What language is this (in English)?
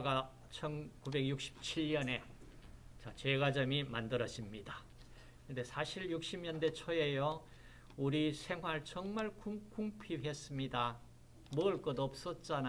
Korean